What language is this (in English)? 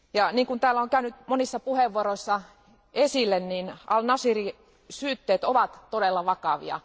Finnish